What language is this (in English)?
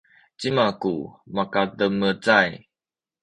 Sakizaya